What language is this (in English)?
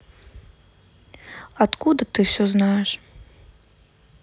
Russian